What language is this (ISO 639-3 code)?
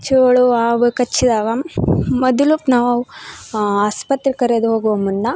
kan